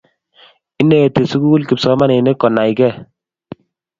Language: Kalenjin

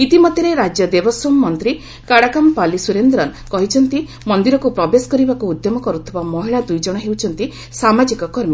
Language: Odia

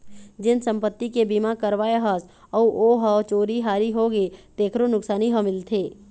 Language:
Chhattisgarhi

